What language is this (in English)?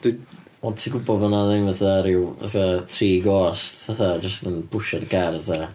Welsh